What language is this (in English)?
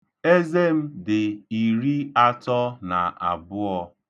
Igbo